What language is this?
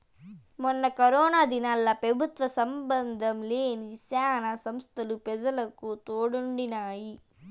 Telugu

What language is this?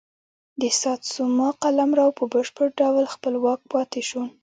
Pashto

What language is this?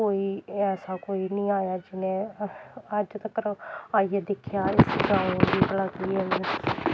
Dogri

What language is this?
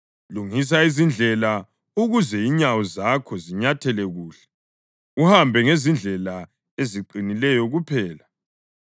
North Ndebele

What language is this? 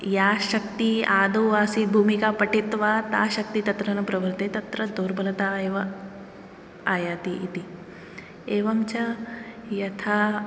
Sanskrit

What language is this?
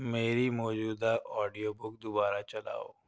Urdu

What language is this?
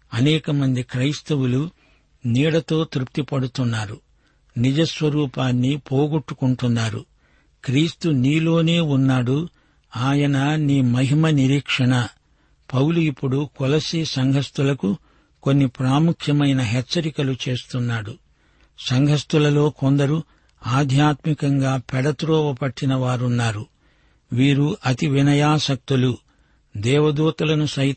Telugu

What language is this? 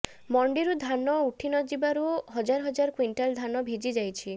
Odia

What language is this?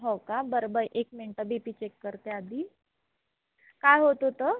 Marathi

